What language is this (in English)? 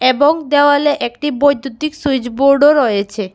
Bangla